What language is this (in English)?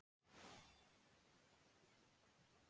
Icelandic